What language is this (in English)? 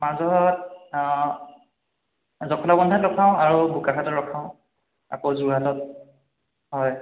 Assamese